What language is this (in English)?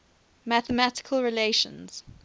English